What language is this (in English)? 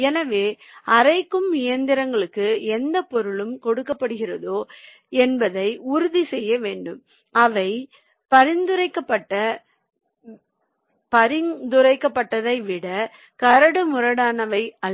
Tamil